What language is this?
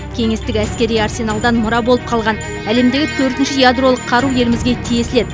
Kazakh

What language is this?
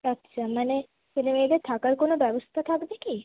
Bangla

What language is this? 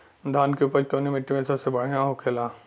Bhojpuri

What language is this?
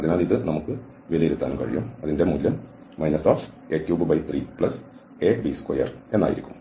Malayalam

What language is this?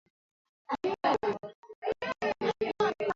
Swahili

